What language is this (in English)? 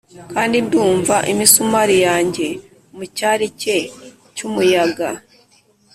Kinyarwanda